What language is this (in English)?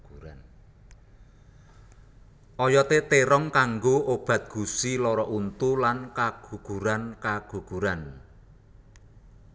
Javanese